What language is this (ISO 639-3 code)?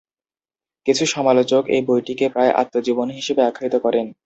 ben